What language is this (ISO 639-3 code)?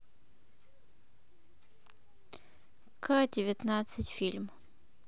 rus